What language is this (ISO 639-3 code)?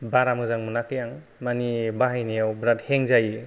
brx